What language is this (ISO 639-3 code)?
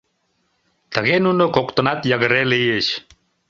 chm